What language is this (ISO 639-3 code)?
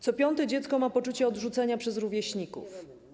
pol